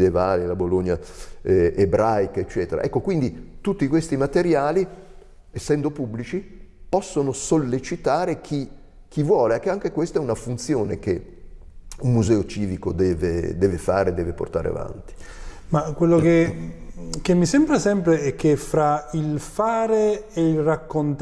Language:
Italian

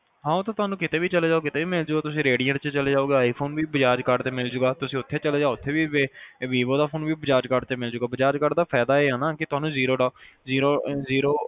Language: Punjabi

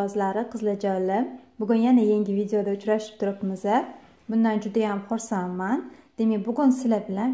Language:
Turkish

